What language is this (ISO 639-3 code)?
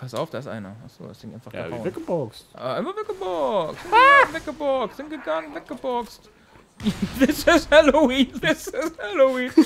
deu